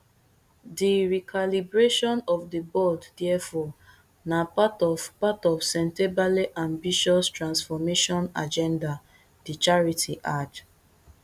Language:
Nigerian Pidgin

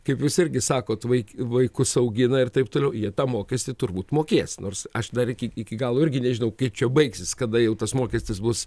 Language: Lithuanian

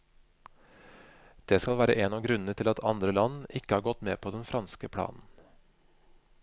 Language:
Norwegian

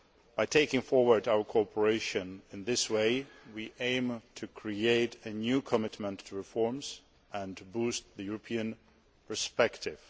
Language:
English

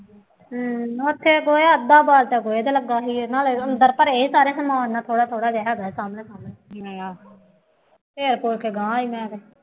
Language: Punjabi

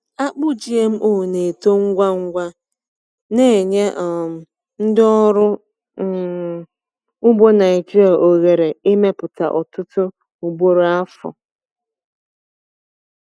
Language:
Igbo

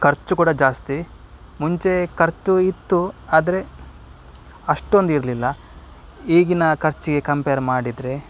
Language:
Kannada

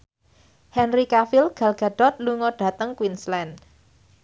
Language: Javanese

